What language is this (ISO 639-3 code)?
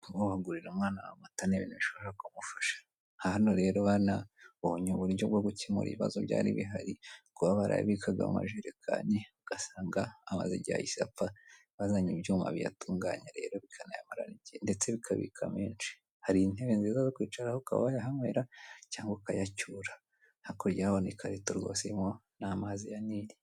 kin